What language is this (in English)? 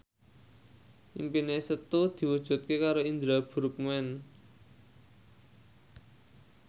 Javanese